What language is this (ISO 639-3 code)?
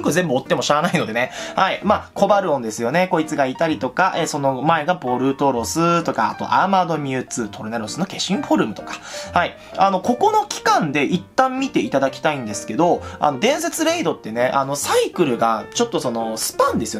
jpn